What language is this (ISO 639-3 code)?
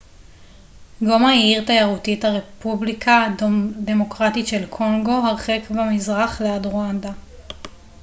heb